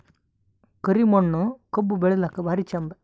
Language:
Kannada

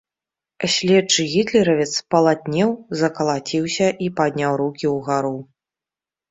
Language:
Belarusian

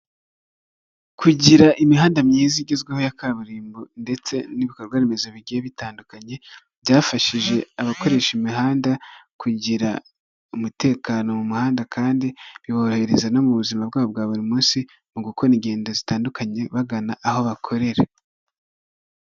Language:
Kinyarwanda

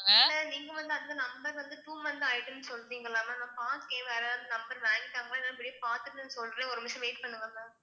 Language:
Tamil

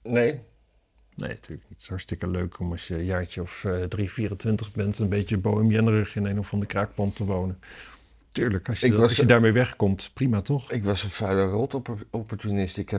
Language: Dutch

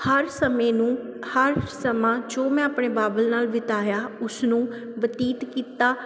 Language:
Punjabi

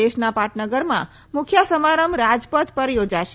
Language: Gujarati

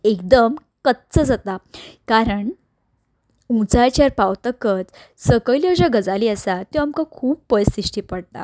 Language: Konkani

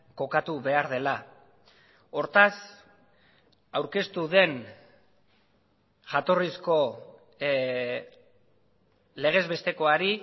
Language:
Basque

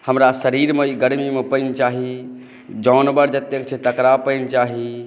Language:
Maithili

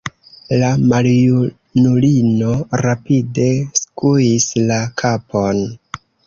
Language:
Esperanto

